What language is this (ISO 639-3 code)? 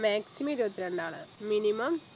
mal